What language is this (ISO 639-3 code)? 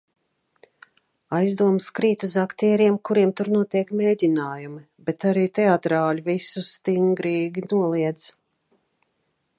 lav